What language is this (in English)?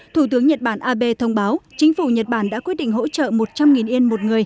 Vietnamese